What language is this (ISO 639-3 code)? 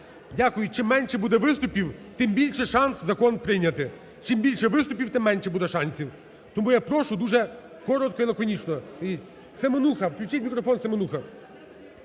ukr